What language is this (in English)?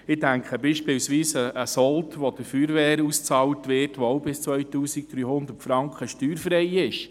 Swiss German